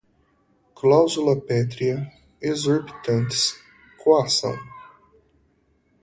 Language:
Portuguese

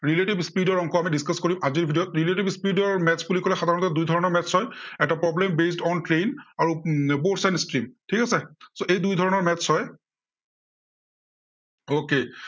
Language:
Assamese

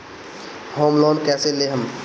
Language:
Bhojpuri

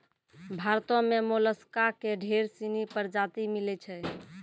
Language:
Maithili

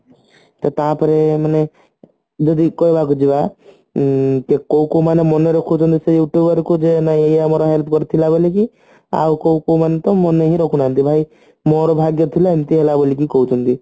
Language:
Odia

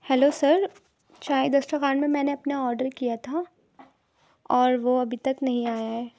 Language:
Urdu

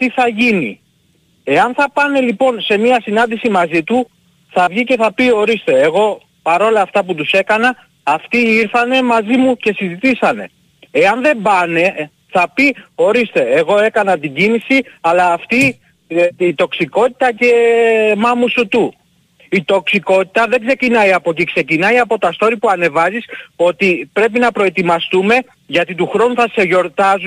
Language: Greek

